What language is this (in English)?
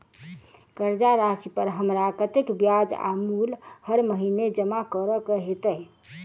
Maithili